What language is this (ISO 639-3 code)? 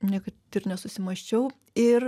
lit